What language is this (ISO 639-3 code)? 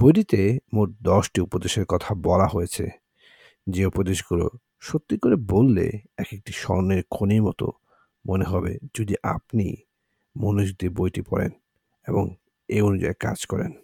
ben